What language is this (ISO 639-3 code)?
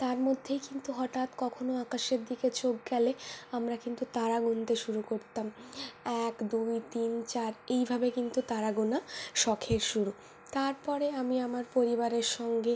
ben